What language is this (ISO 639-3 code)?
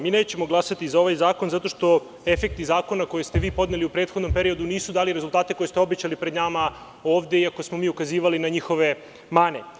srp